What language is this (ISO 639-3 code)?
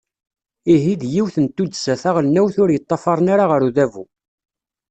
kab